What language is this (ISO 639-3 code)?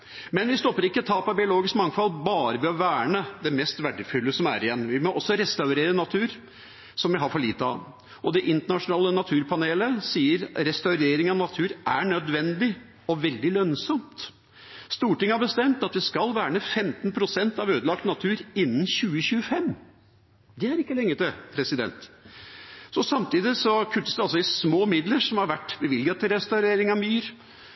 nob